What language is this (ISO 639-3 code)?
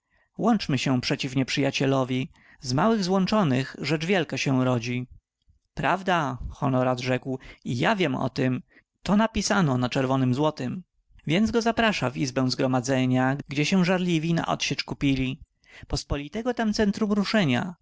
pol